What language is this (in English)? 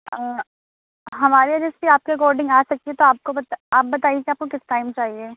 Urdu